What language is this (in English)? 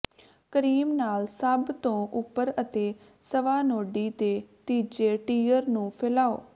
Punjabi